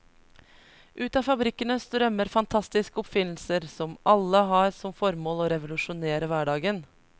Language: Norwegian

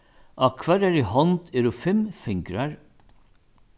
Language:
Faroese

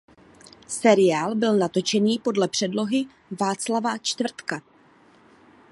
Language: Czech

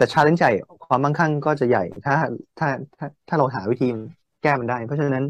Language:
Thai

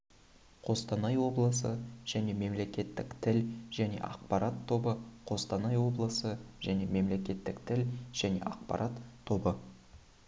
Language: Kazakh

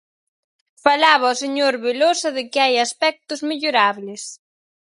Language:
Galician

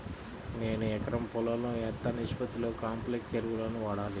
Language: Telugu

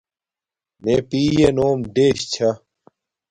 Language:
Domaaki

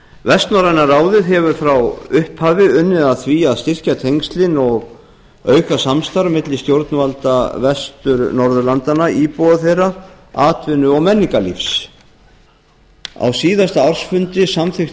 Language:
Icelandic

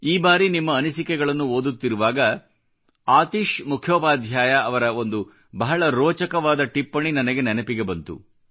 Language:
Kannada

